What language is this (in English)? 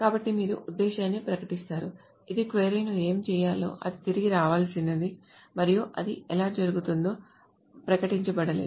Telugu